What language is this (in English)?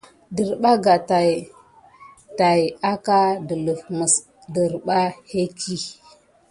Gidar